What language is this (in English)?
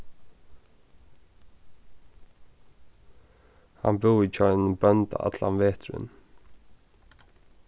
Faroese